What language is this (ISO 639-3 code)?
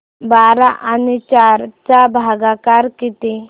mar